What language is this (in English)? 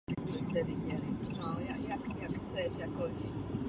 Czech